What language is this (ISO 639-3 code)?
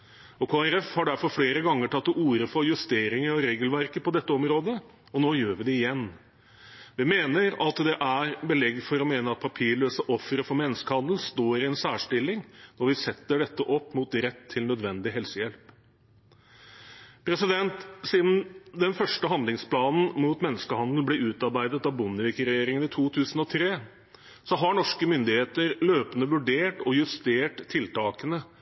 nob